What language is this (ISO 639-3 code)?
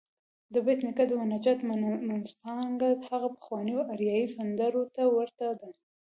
pus